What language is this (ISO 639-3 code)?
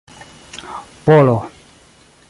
epo